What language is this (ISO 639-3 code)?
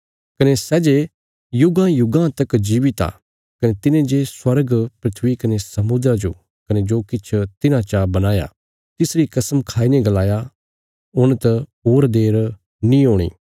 kfs